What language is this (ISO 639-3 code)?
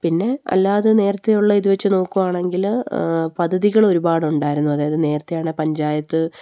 mal